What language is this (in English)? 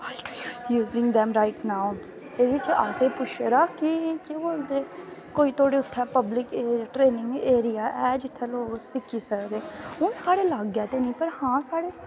Dogri